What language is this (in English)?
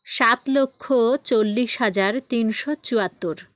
Bangla